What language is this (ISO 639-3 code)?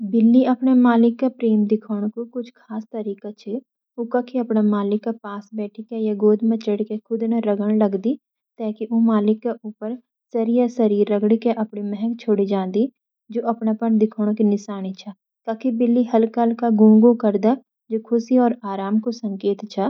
gbm